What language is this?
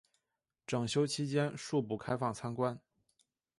Chinese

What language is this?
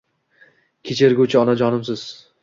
Uzbek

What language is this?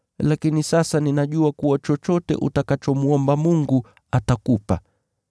Swahili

